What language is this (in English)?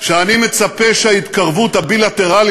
Hebrew